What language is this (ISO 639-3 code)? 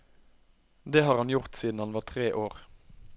nor